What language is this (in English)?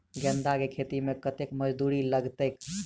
Maithili